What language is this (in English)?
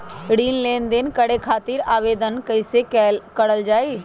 Magahi